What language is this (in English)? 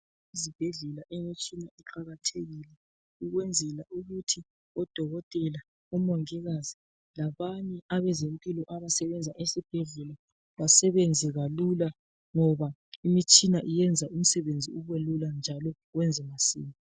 North Ndebele